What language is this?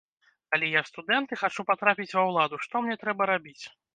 Belarusian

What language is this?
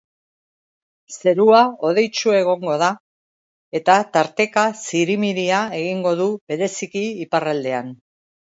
Basque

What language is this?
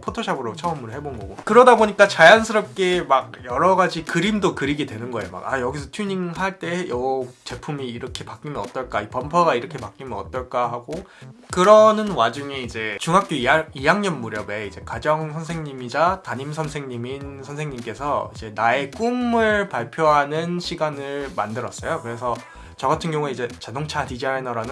Korean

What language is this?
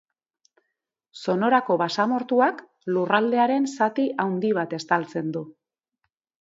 Basque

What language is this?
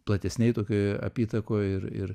Lithuanian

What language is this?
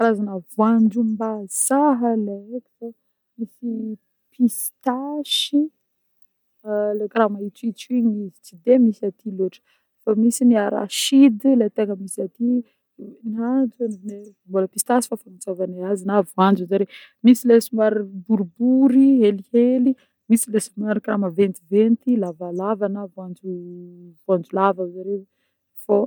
Northern Betsimisaraka Malagasy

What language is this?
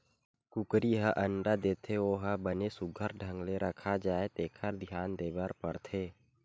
Chhattisgarhi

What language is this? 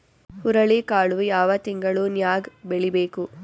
Kannada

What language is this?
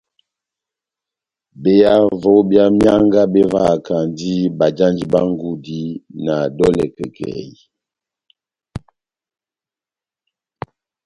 Batanga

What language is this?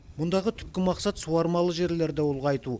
Kazakh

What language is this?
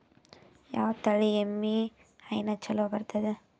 Kannada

